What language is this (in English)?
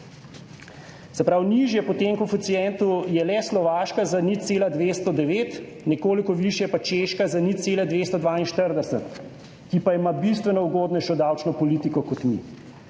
Slovenian